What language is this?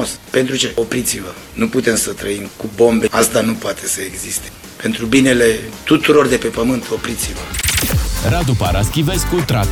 Romanian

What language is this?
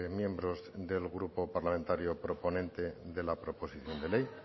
Spanish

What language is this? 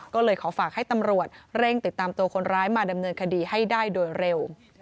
Thai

